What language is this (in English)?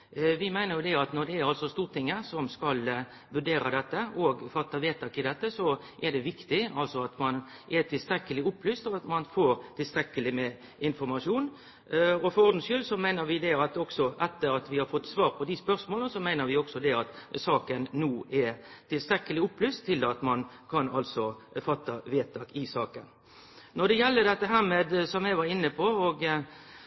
Norwegian Nynorsk